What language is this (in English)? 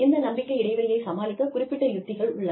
Tamil